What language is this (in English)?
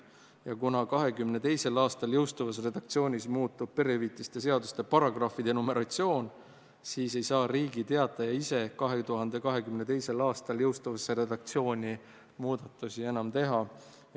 Estonian